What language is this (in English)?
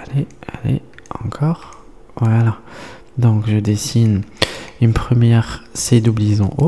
French